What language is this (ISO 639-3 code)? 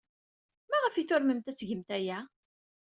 kab